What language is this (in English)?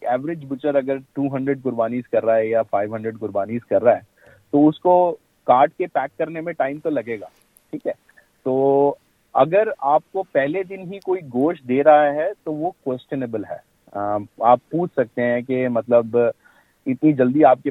Urdu